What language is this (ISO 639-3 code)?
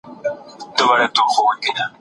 pus